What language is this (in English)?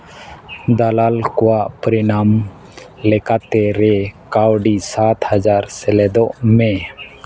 Santali